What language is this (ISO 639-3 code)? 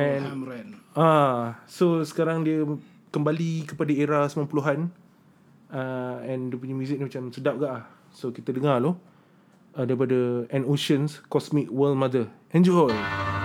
msa